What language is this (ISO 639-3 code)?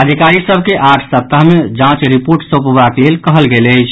mai